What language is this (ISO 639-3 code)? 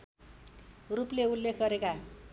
nep